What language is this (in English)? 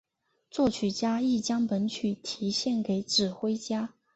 Chinese